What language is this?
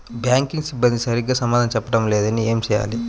Telugu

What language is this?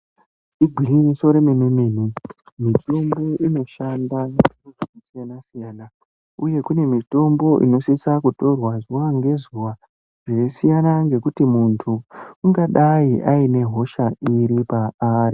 Ndau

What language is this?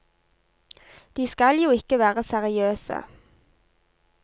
Norwegian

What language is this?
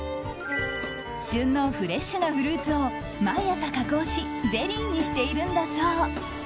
Japanese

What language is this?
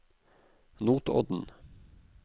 Norwegian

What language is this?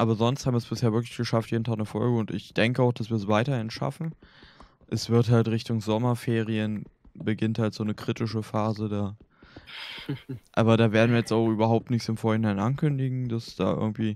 German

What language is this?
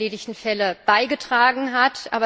German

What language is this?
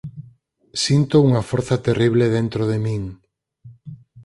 Galician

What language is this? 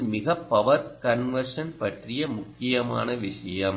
Tamil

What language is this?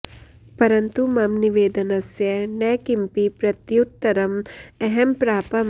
Sanskrit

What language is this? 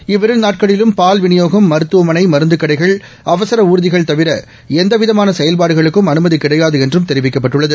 Tamil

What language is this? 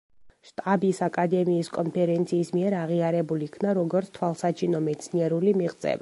Georgian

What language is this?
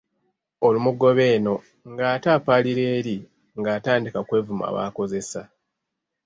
Ganda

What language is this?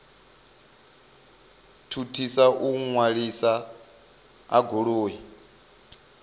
Venda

